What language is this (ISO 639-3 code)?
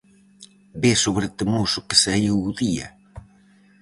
glg